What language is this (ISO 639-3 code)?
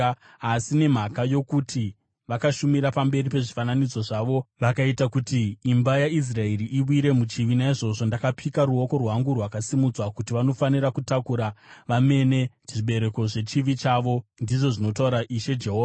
sna